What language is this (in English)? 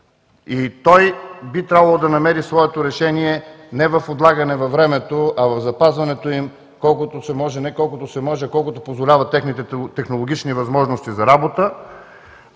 Bulgarian